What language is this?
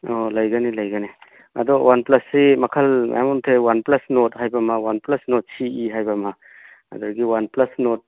Manipuri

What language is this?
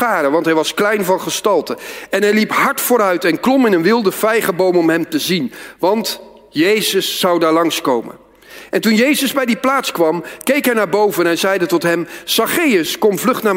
Dutch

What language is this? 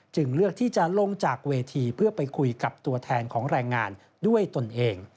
Thai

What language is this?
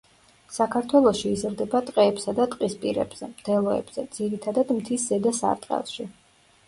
Georgian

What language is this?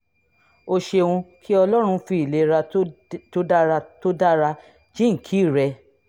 Yoruba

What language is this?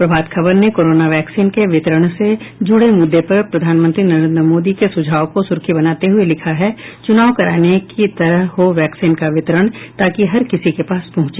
Hindi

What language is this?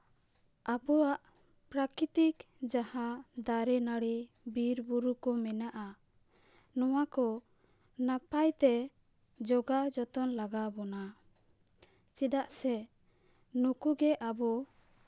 Santali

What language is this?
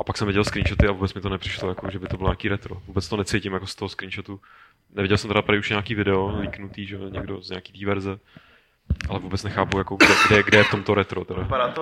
Czech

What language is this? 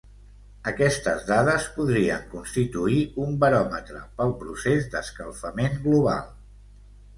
Catalan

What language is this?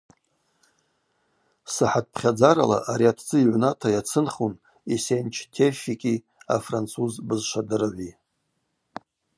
Abaza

